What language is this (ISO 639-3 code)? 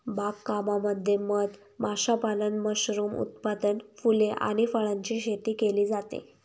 mar